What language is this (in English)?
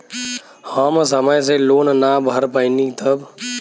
Bhojpuri